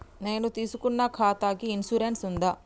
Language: Telugu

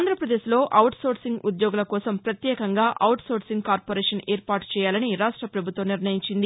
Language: Telugu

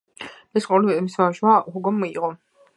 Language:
Georgian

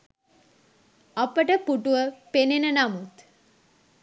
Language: Sinhala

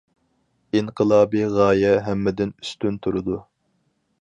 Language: Uyghur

